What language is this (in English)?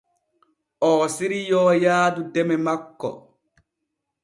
Borgu Fulfulde